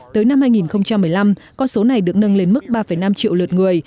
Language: Vietnamese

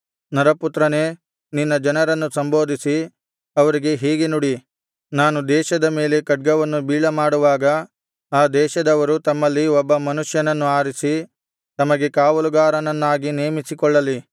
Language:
Kannada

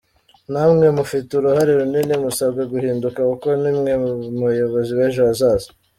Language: Kinyarwanda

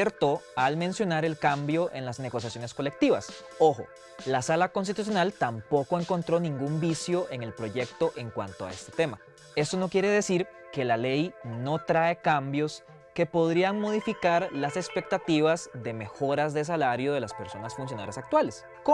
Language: Spanish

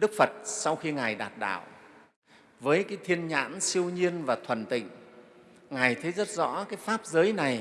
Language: Vietnamese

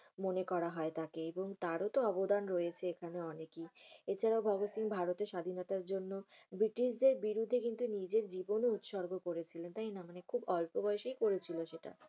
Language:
Bangla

